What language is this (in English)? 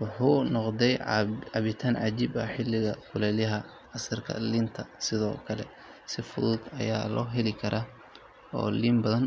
Somali